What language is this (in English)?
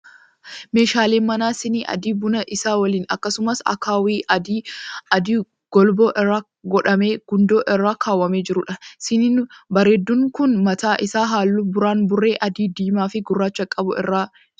Oromo